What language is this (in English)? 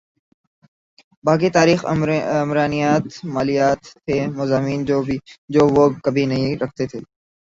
Urdu